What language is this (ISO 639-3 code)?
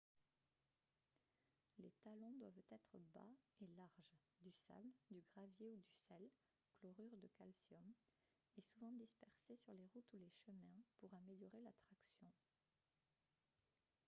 fra